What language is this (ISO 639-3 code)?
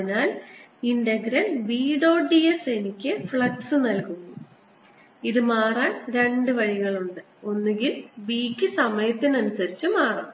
mal